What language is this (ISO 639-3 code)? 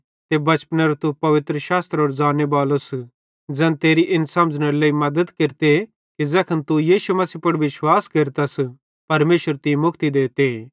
bhd